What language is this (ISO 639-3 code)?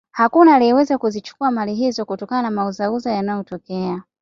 swa